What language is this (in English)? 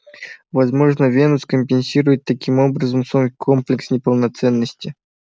Russian